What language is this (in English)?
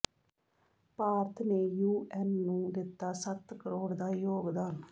Punjabi